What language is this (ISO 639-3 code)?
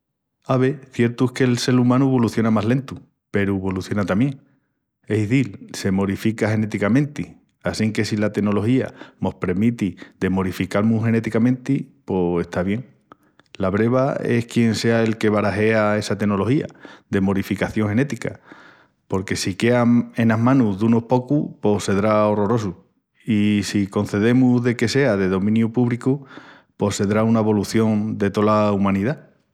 ext